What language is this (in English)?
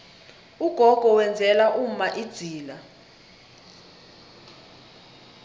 South Ndebele